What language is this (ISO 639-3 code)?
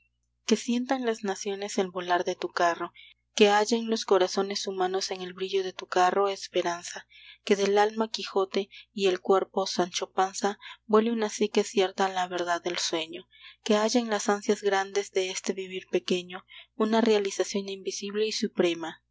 spa